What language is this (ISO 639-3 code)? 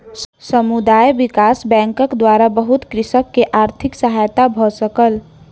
mai